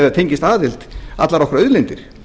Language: Icelandic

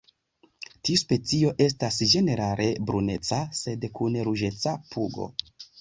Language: Esperanto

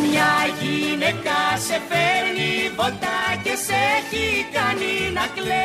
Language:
Greek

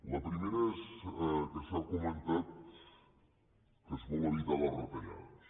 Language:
Catalan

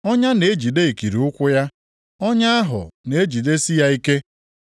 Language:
Igbo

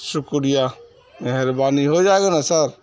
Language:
Urdu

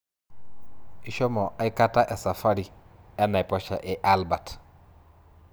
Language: Masai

